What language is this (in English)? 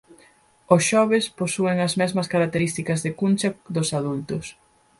Galician